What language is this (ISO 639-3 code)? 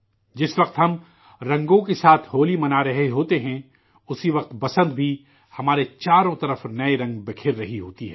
urd